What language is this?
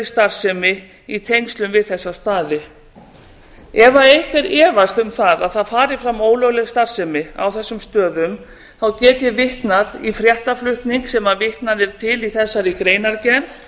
Icelandic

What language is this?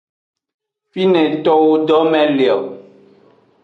Aja (Benin)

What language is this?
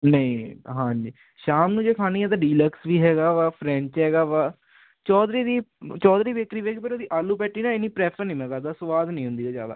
Punjabi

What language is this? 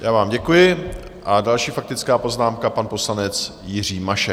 Czech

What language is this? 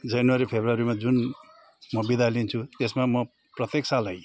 Nepali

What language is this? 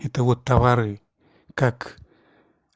Russian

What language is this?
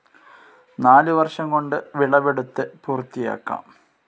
Malayalam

